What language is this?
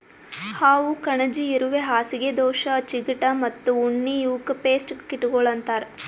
Kannada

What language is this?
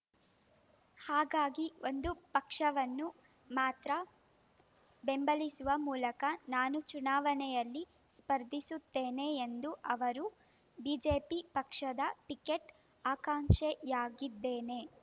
Kannada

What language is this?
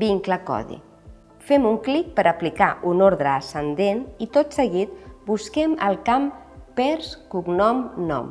Catalan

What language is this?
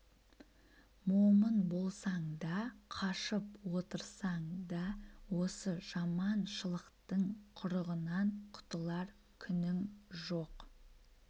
Kazakh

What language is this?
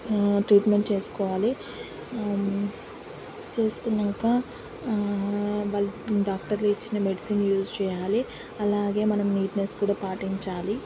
Telugu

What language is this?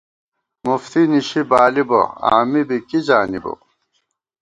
Gawar-Bati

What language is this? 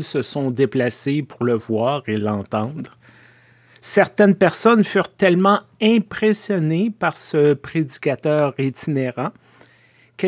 French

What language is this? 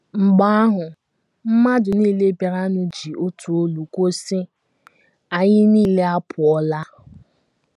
Igbo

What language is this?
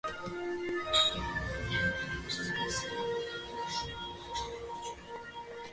Georgian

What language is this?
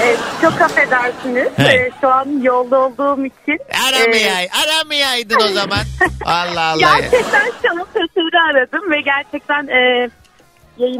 Turkish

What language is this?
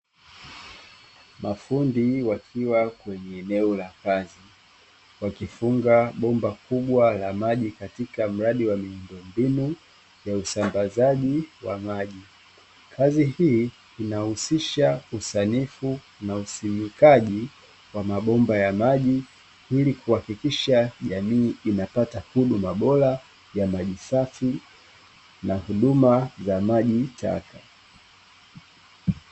Swahili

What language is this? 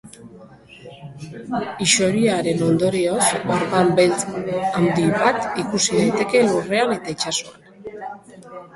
Basque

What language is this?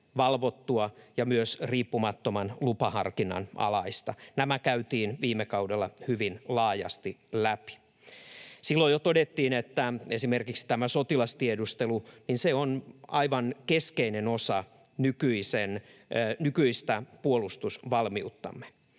Finnish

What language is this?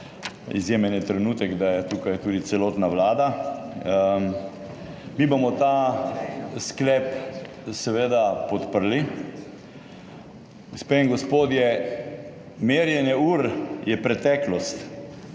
Slovenian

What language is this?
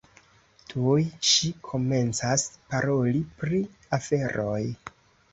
Esperanto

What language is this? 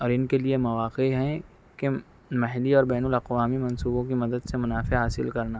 Urdu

